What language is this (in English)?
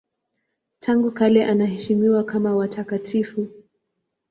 Swahili